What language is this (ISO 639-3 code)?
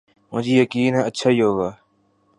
urd